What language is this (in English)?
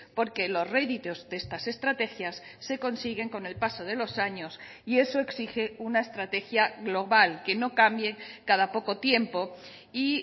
Spanish